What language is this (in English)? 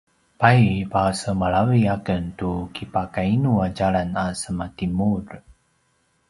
Paiwan